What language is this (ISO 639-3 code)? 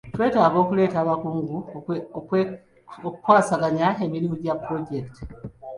lug